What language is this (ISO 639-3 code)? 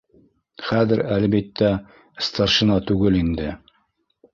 bak